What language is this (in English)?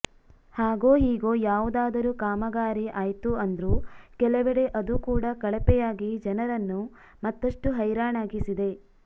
Kannada